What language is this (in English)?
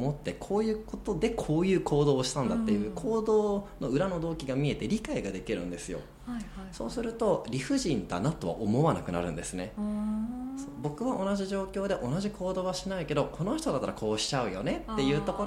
Japanese